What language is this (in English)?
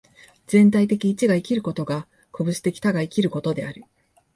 Japanese